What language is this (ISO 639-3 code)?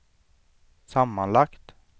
swe